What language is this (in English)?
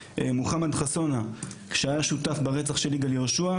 Hebrew